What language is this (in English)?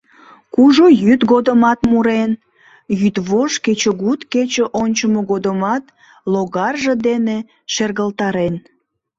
Mari